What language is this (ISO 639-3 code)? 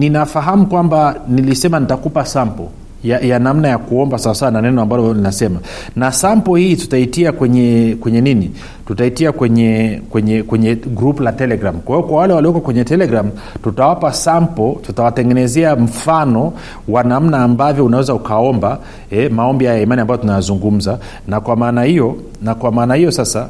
swa